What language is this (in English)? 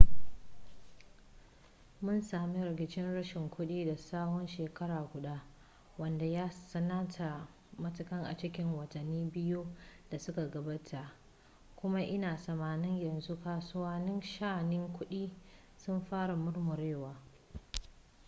Hausa